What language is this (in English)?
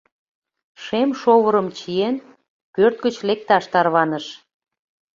Mari